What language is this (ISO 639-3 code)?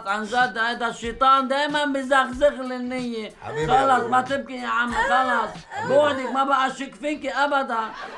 ara